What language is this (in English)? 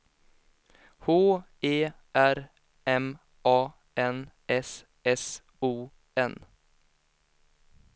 Swedish